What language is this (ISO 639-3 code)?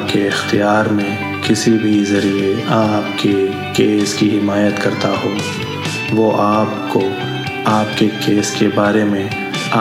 ell